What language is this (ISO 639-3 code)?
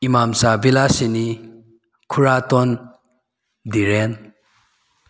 mni